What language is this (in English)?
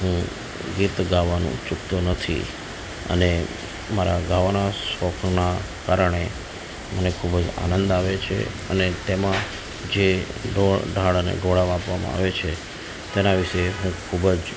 Gujarati